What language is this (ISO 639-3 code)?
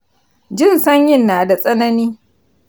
hau